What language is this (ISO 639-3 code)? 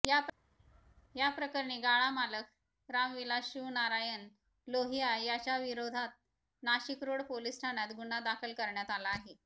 mar